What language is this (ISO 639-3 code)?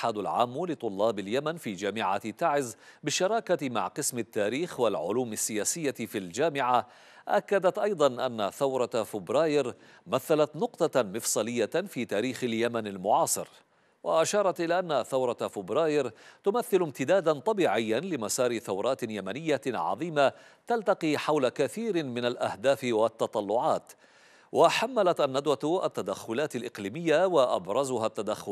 ara